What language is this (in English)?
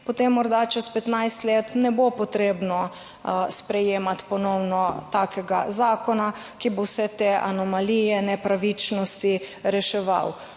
Slovenian